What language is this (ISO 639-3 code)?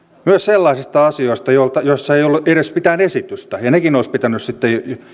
fin